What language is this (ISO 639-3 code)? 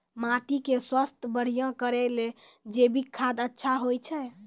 mai